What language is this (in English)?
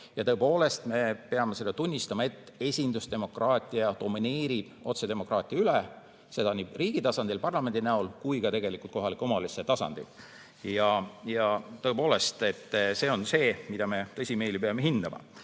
Estonian